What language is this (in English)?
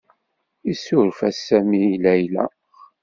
Kabyle